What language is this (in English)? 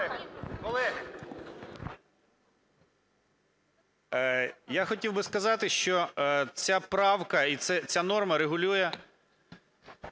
Ukrainian